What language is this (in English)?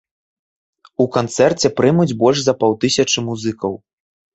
Belarusian